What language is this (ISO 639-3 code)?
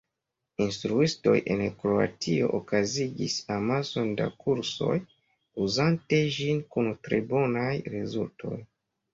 epo